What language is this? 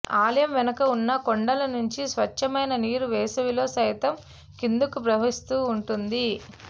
Telugu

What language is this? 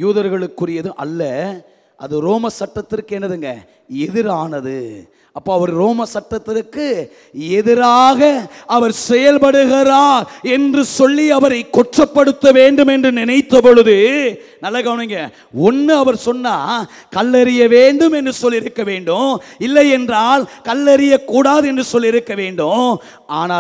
Hindi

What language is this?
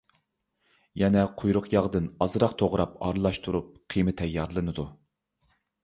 Uyghur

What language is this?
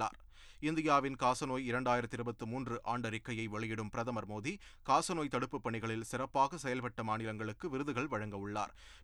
Tamil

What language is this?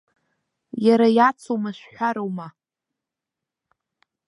Abkhazian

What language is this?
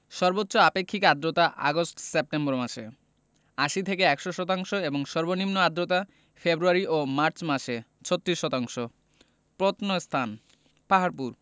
Bangla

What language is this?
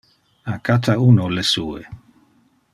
Interlingua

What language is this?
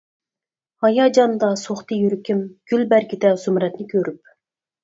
Uyghur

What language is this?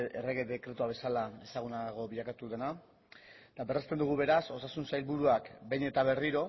Basque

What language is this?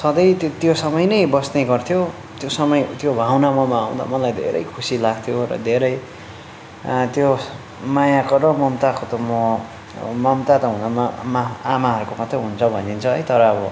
Nepali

